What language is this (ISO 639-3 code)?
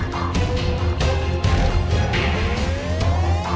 ind